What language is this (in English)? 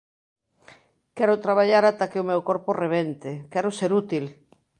Galician